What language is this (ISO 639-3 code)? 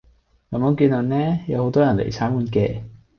yue